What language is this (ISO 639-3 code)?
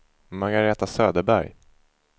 swe